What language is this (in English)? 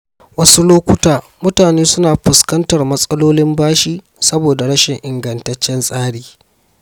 Hausa